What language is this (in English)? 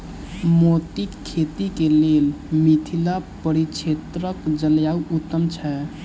Maithili